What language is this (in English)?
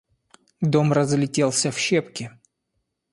Russian